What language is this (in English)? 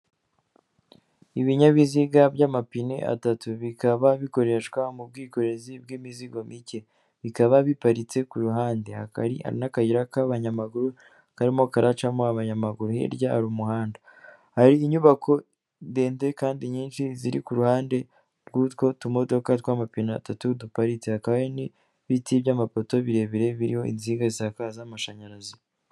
Kinyarwanda